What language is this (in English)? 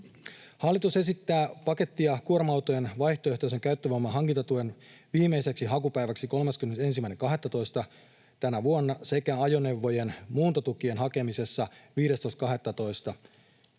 Finnish